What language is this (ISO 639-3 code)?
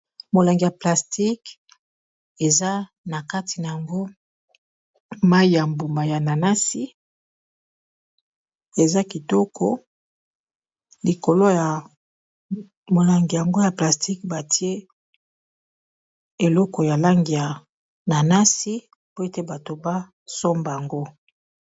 lin